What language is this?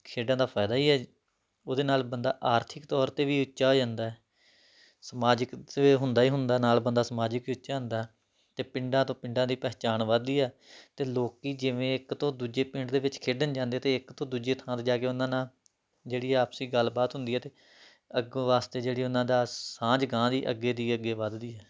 Punjabi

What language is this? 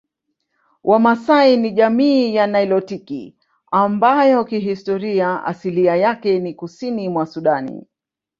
Swahili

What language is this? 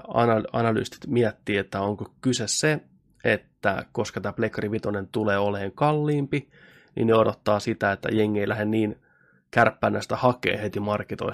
Finnish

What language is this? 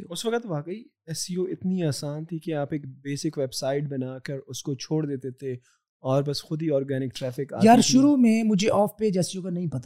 Urdu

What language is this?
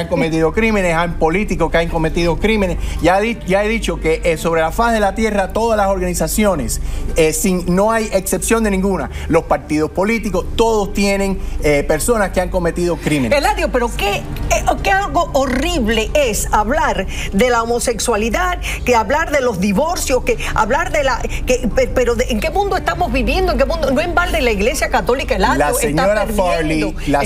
Spanish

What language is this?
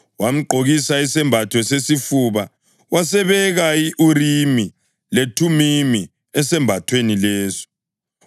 North Ndebele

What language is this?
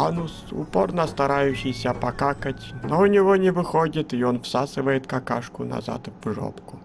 Russian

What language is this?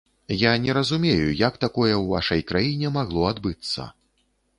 Belarusian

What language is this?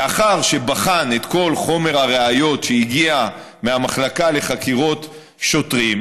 Hebrew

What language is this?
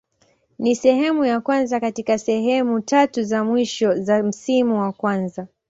Swahili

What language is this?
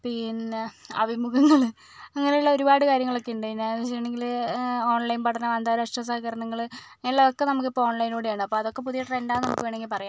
Malayalam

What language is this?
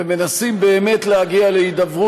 Hebrew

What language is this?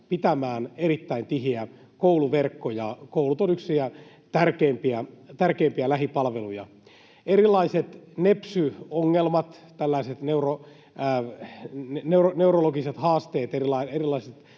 Finnish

